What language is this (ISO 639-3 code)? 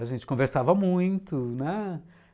por